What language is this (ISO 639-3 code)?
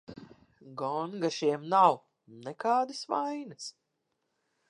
lav